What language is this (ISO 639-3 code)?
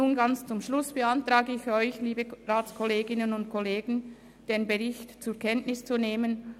gsw